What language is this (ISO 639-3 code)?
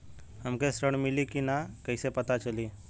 bho